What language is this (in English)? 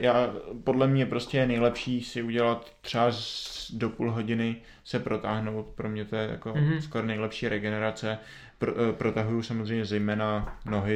Czech